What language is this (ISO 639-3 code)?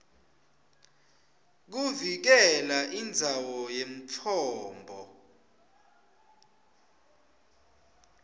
ssw